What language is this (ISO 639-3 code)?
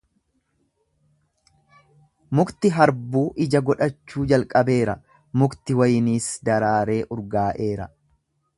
orm